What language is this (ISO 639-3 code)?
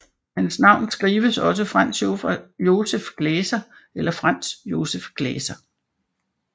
dan